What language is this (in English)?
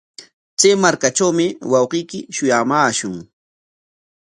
Corongo Ancash Quechua